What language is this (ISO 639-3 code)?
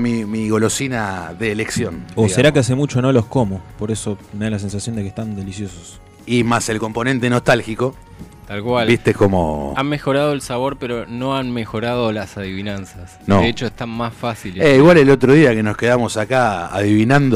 spa